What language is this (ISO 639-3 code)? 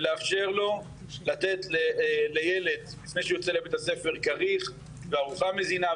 heb